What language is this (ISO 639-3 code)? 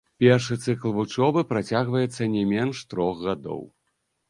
bel